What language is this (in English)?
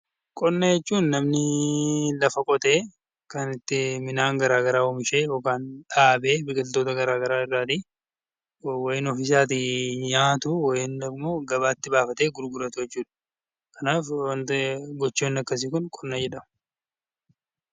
Oromo